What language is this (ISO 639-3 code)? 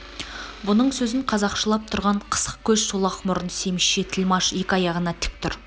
kaz